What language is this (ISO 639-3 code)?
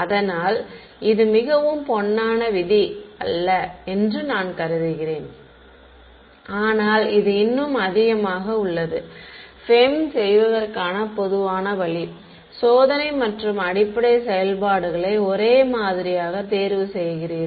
tam